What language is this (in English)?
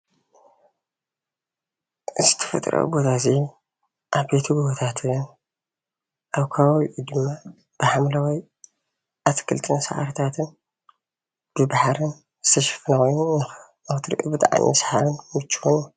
Tigrinya